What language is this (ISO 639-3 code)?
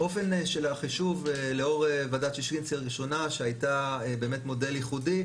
heb